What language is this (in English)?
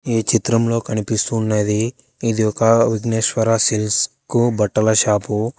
Telugu